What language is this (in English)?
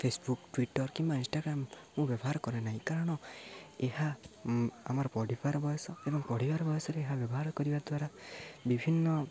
Odia